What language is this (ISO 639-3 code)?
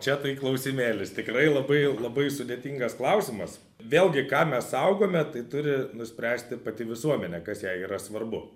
lit